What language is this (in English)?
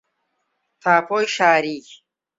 Central Kurdish